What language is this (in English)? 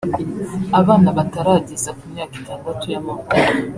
Kinyarwanda